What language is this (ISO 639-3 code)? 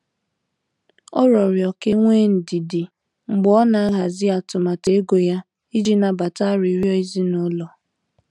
ibo